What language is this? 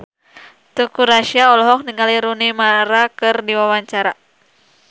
Sundanese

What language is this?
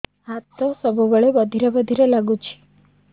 Odia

